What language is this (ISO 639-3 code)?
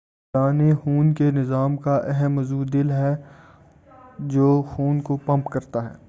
urd